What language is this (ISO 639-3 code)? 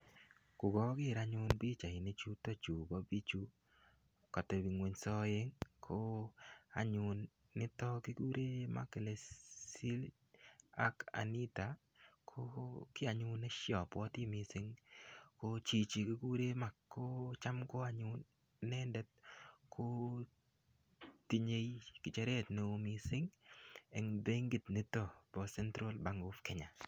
kln